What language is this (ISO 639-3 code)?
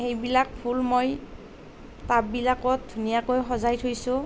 asm